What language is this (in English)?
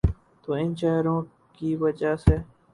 Urdu